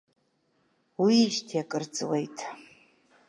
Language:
Abkhazian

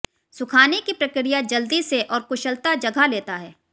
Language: Hindi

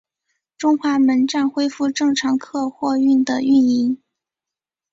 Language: Chinese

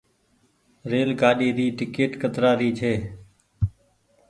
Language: Goaria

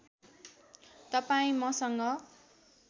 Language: Nepali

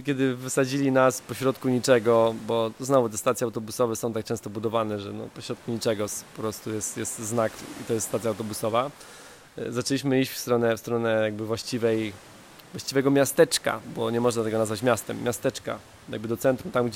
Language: Polish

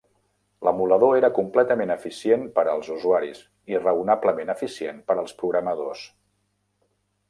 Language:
Catalan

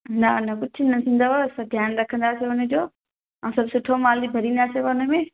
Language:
Sindhi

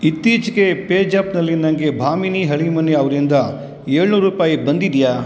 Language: Kannada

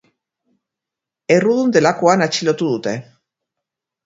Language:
Basque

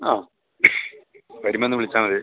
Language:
Malayalam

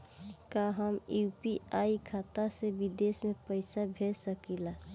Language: Bhojpuri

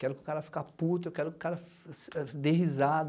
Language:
Portuguese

